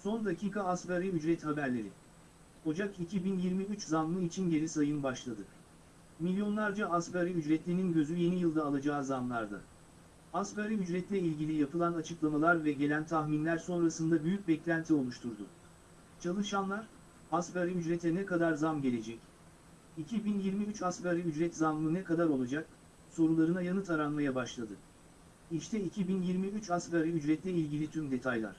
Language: Turkish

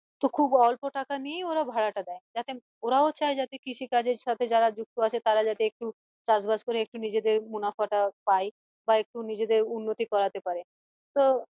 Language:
Bangla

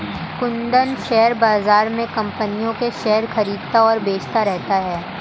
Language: Hindi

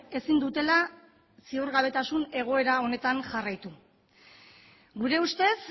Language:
Basque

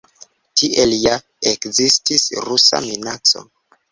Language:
Esperanto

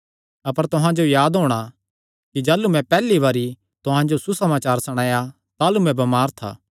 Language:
Kangri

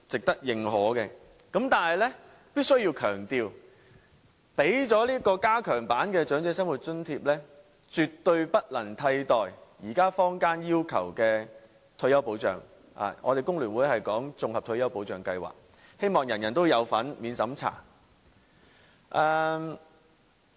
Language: Cantonese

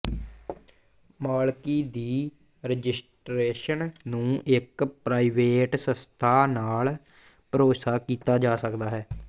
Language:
Punjabi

